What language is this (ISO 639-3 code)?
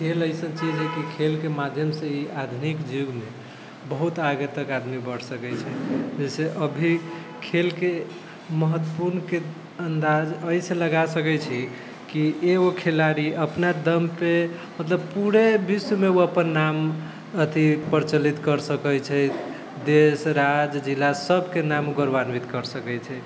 mai